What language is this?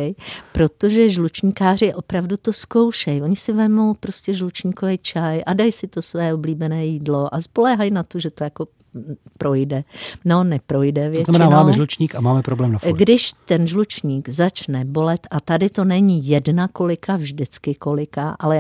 Czech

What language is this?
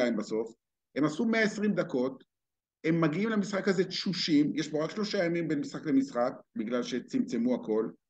Hebrew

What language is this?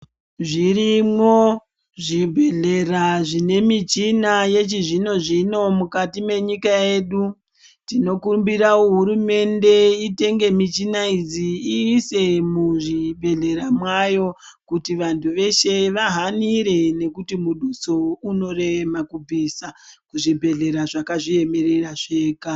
Ndau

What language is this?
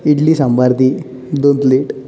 Konkani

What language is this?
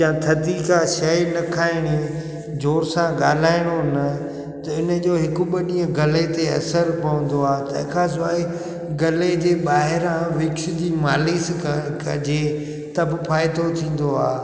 Sindhi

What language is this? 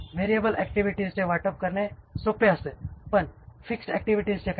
Marathi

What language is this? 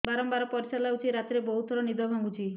Odia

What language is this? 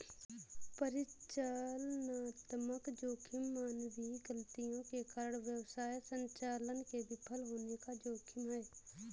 Hindi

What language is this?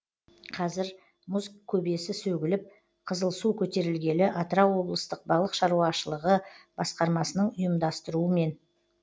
Kazakh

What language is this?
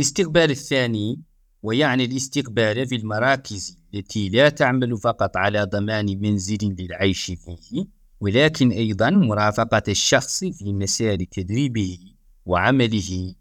Arabic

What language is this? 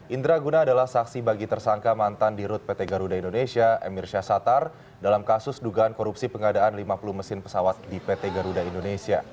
Indonesian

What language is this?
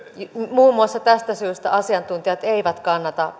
Finnish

